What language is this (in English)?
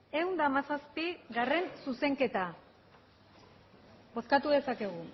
Basque